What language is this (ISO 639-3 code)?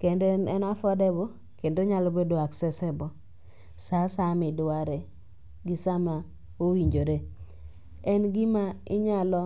luo